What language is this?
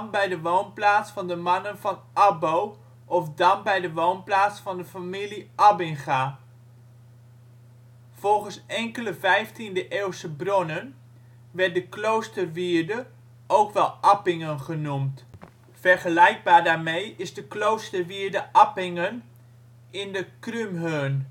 Dutch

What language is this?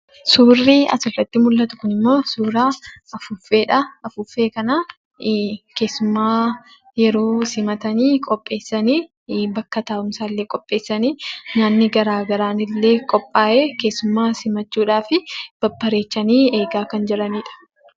Oromo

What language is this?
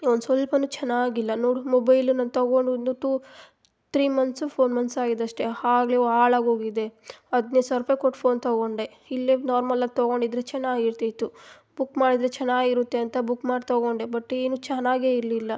Kannada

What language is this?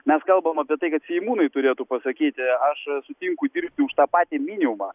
Lithuanian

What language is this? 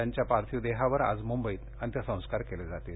Marathi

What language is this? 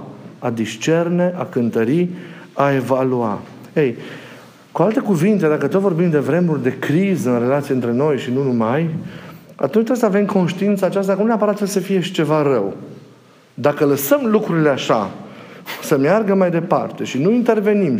Romanian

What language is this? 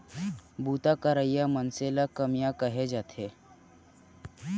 Chhattisgarhi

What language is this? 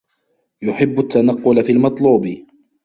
Arabic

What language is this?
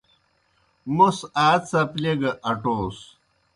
Kohistani Shina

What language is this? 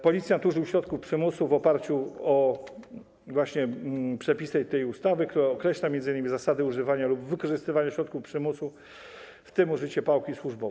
Polish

